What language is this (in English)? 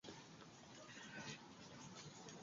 Spanish